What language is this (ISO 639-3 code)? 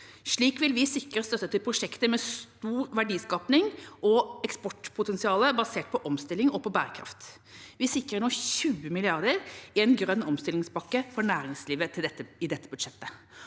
nor